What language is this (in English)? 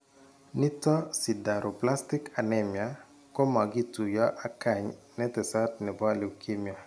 Kalenjin